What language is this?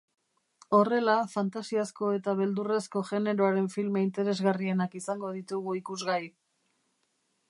Basque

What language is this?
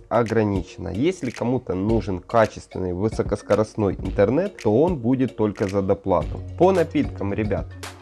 Russian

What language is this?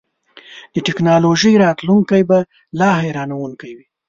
Pashto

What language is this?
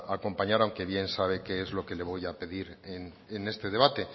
Spanish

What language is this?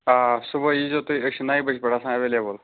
Kashmiri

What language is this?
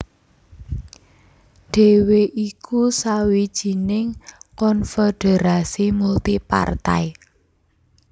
Javanese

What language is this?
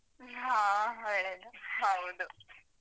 Kannada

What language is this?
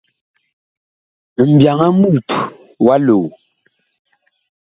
Bakoko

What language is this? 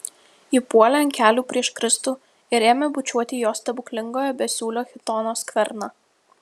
Lithuanian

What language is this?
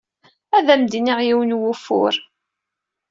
Kabyle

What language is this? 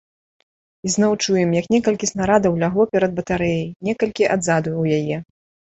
Belarusian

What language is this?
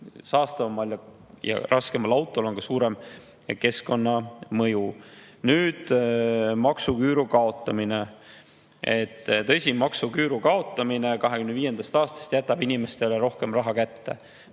Estonian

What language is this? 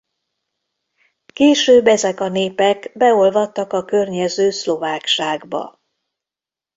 Hungarian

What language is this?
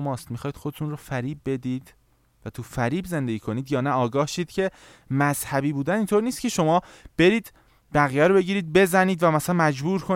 Persian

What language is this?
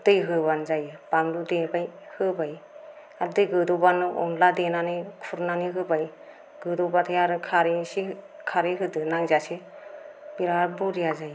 Bodo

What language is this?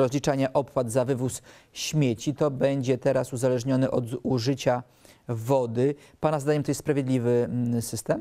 Polish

